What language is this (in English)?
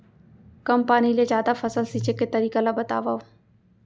Chhattisgarhi